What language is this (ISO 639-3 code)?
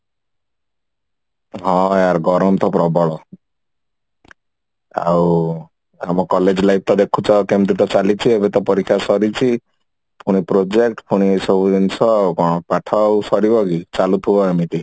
ori